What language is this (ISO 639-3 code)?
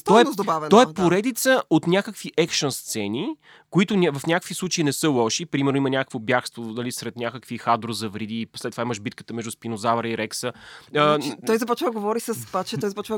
bul